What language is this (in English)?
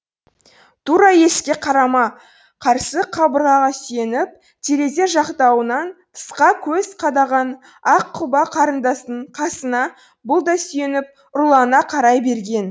Kazakh